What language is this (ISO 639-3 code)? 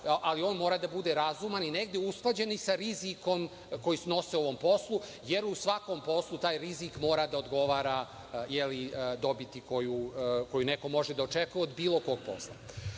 srp